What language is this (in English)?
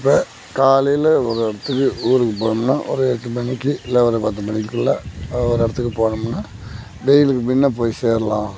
Tamil